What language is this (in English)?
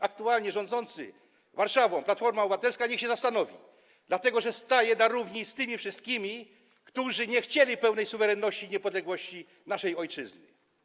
Polish